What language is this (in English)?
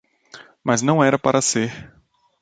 Portuguese